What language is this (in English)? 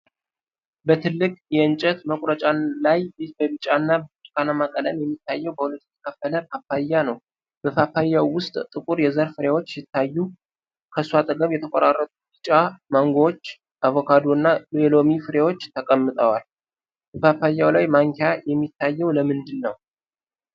Amharic